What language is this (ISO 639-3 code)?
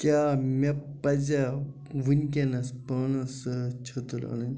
kas